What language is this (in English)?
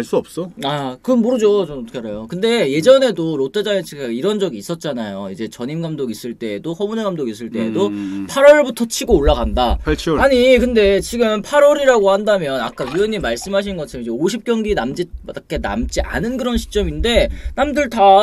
Korean